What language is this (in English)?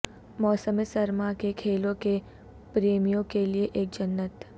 Urdu